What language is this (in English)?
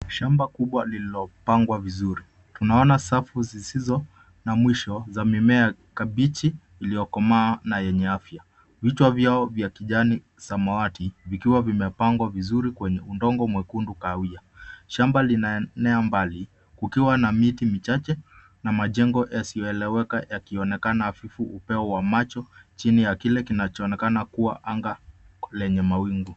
Swahili